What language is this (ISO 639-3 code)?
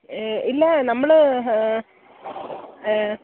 mal